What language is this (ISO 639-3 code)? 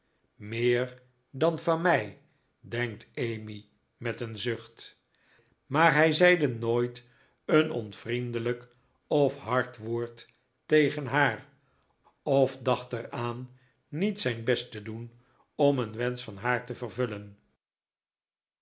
nld